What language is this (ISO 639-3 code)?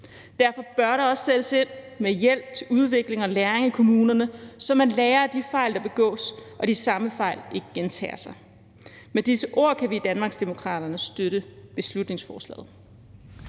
dan